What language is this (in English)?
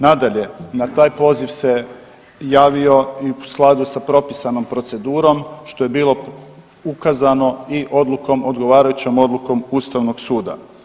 Croatian